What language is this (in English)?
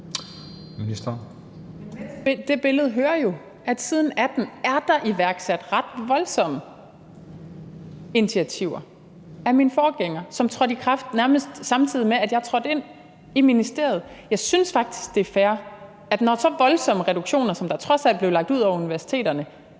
Danish